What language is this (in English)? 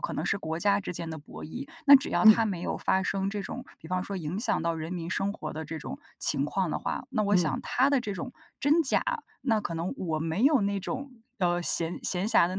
Chinese